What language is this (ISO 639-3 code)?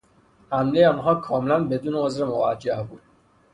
fas